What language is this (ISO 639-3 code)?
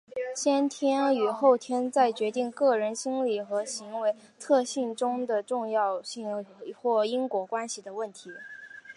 zho